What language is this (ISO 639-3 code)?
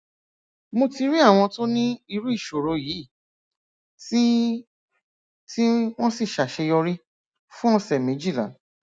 yor